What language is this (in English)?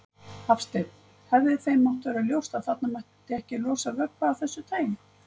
Icelandic